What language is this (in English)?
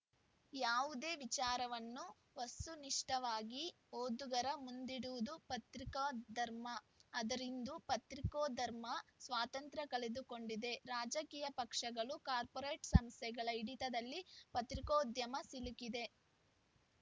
Kannada